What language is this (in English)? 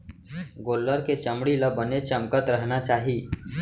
Chhattisgarhi